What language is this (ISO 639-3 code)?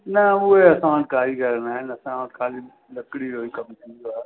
snd